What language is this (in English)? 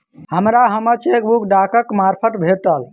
Maithili